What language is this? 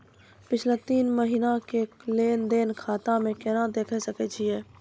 Maithili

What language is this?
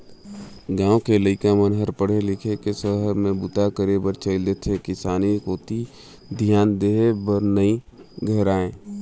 Chhattisgarhi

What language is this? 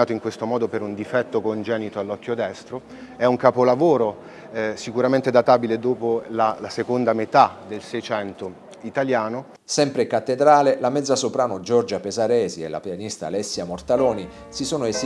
Italian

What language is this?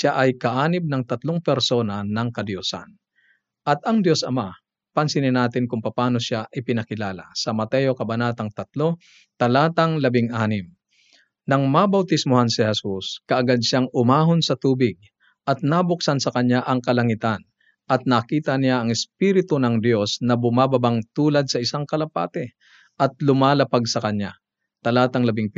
Filipino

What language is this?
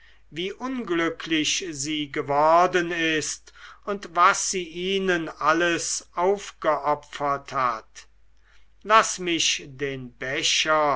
German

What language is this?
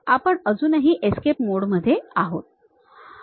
Marathi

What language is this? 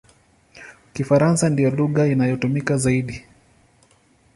Swahili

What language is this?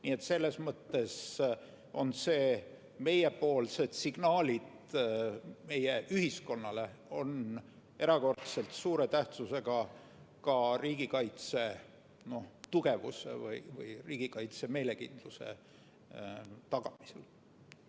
Estonian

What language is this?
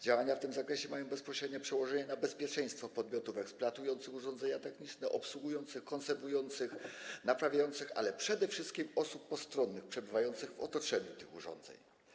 Polish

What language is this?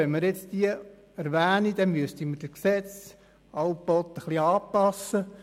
Swiss German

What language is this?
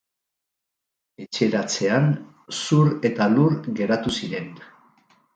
Basque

